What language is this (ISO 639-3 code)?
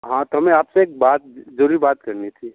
hin